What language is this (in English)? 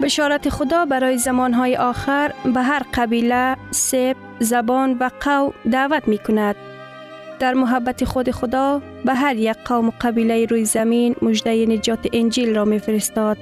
Persian